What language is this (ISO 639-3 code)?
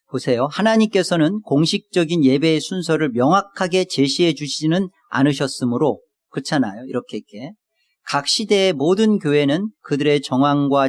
kor